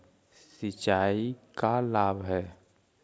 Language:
Magahi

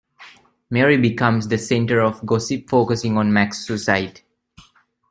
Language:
English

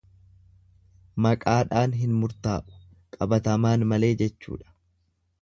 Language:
Oromo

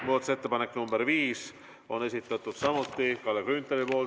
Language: Estonian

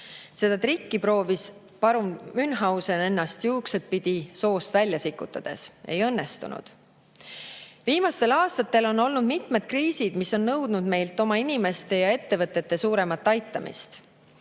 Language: Estonian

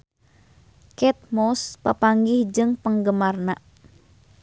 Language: Sundanese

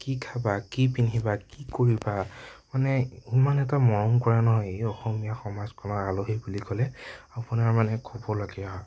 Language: Assamese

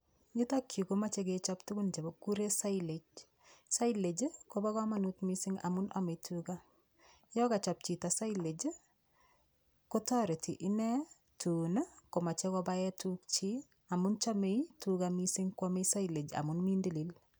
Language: Kalenjin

